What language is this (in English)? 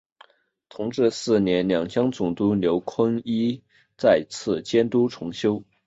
Chinese